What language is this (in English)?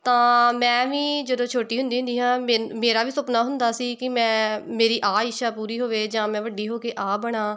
Punjabi